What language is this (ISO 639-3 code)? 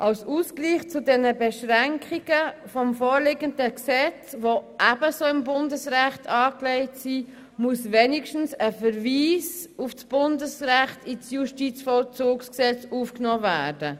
gsw